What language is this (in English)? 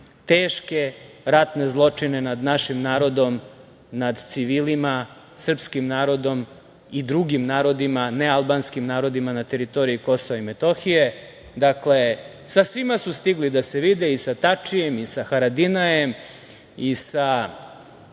Serbian